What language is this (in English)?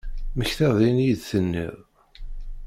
Kabyle